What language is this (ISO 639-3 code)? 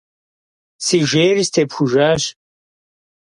kbd